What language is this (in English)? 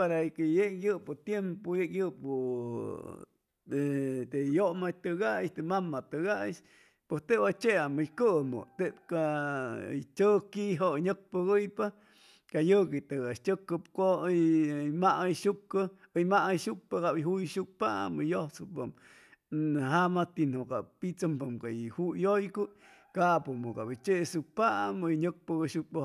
Chimalapa Zoque